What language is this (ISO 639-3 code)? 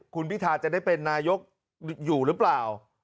tha